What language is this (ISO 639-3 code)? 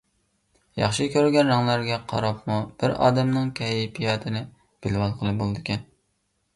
uig